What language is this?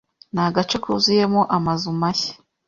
Kinyarwanda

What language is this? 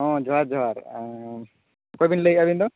Santali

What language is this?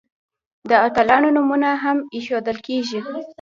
Pashto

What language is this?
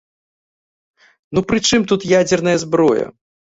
Belarusian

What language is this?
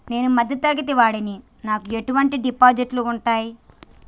Telugu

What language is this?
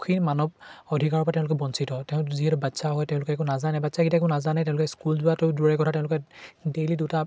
Assamese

